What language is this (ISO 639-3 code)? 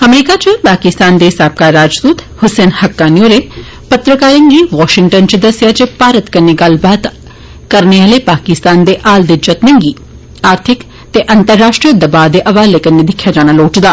doi